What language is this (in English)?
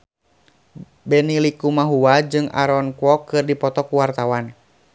Sundanese